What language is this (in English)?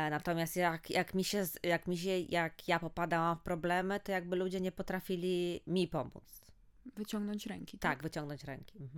Polish